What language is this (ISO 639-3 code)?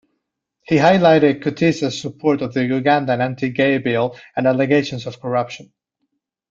eng